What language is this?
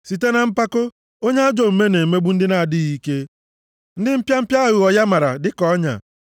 Igbo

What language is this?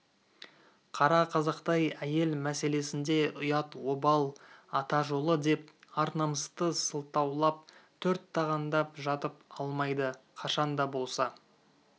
Kazakh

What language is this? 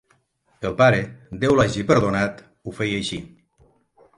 Catalan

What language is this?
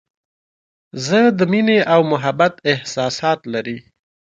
Pashto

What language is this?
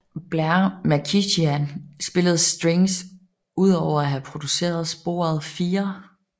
Danish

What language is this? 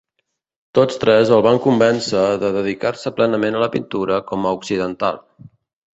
Catalan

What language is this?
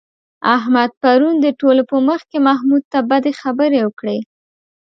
Pashto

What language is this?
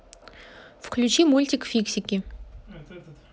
Russian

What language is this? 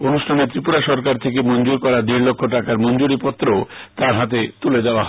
Bangla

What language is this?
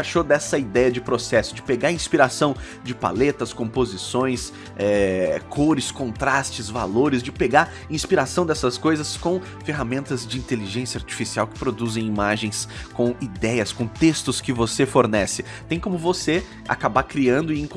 Portuguese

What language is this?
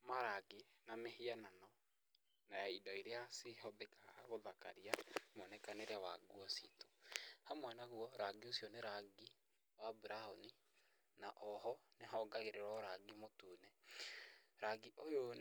Kikuyu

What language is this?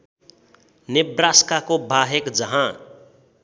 Nepali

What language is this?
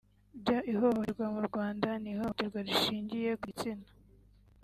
Kinyarwanda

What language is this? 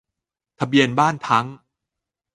Thai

